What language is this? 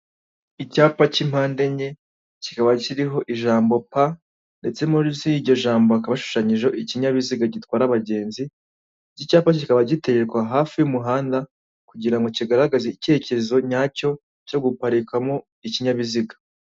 Kinyarwanda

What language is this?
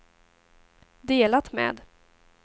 Swedish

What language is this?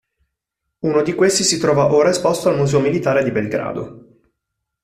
Italian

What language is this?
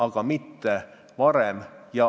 Estonian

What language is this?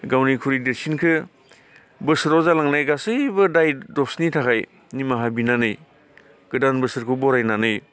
Bodo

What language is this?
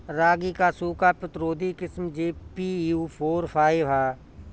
Bhojpuri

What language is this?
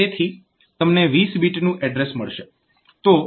Gujarati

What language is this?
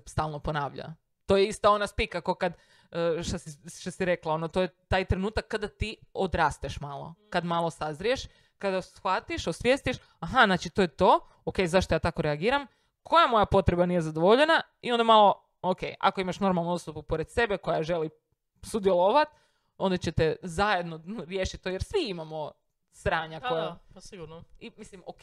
Croatian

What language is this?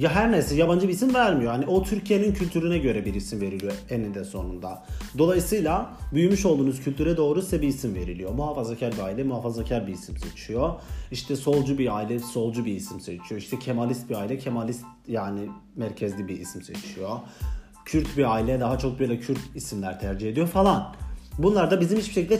Turkish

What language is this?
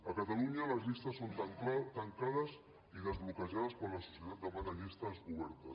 Catalan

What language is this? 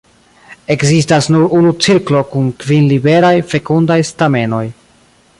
Esperanto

